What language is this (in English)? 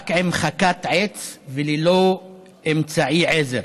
Hebrew